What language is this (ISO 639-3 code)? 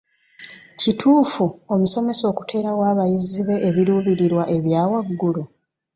lug